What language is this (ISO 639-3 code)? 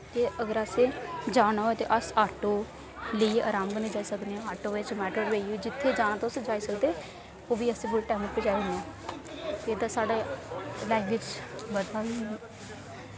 doi